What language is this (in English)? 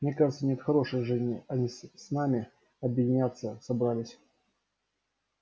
Russian